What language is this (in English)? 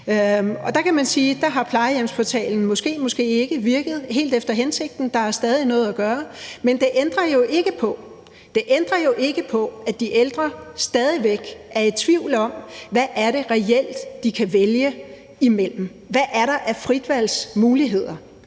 Danish